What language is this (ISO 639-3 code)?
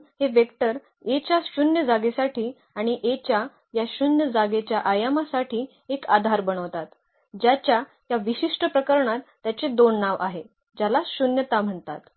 mar